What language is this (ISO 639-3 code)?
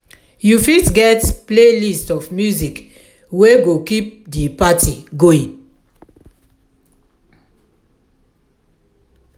pcm